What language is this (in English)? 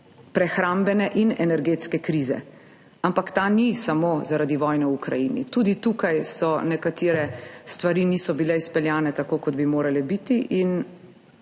Slovenian